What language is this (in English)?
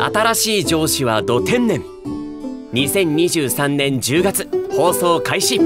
Japanese